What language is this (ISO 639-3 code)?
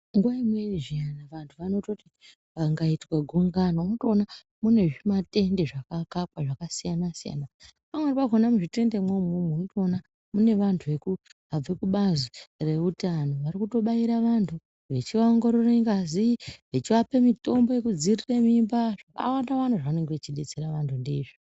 ndc